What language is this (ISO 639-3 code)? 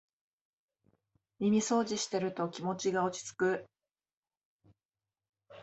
jpn